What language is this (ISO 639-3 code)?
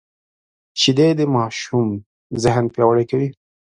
pus